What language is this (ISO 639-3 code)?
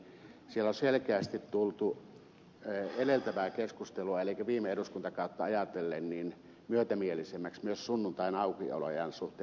fin